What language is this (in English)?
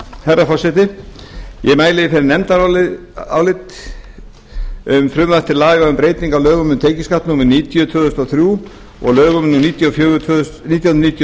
Icelandic